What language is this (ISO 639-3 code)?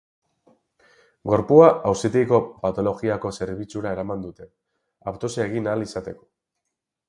eus